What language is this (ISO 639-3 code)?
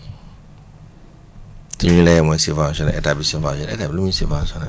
wol